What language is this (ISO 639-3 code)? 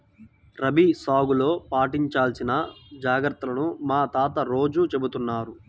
tel